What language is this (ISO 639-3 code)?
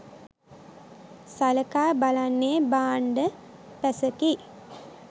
sin